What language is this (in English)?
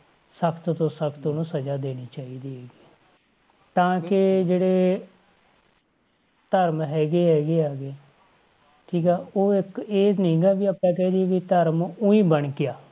Punjabi